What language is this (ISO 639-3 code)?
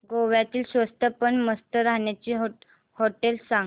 mar